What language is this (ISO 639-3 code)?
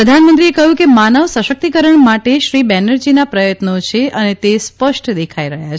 guj